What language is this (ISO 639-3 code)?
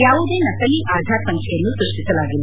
kan